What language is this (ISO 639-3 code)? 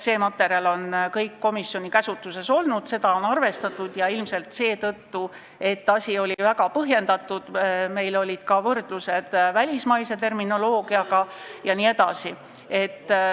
est